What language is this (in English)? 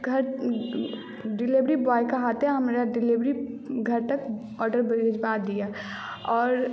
Maithili